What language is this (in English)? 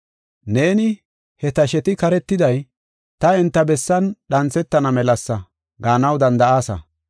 Gofa